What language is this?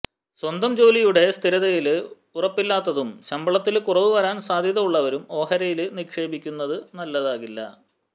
Malayalam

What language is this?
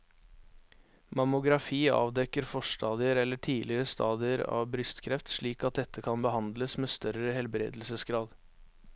Norwegian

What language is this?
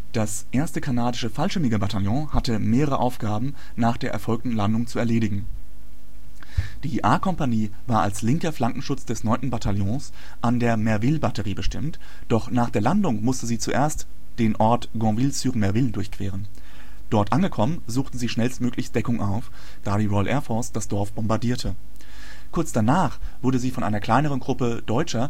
German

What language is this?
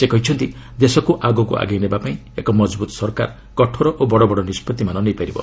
Odia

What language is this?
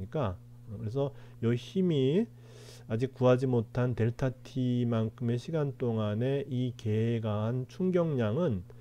Korean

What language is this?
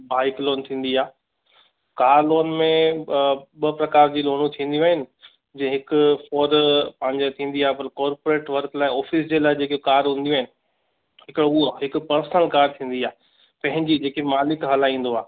Sindhi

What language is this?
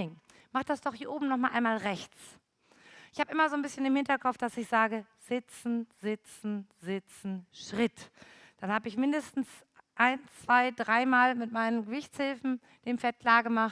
German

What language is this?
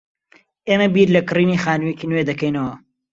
Central Kurdish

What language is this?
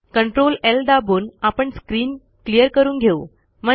Marathi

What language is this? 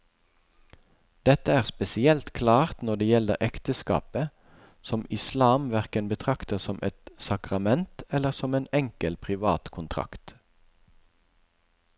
Norwegian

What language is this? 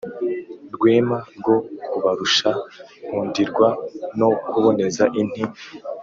Kinyarwanda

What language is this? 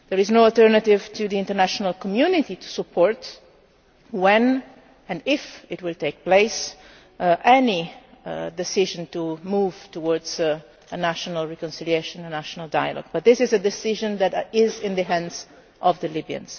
English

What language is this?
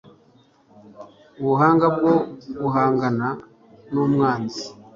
Kinyarwanda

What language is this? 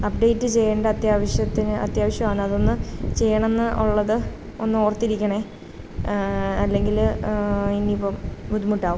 Malayalam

